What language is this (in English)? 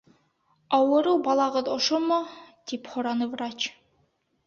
Bashkir